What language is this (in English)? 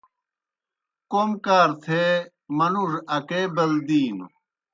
Kohistani Shina